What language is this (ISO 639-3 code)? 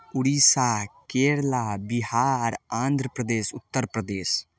mai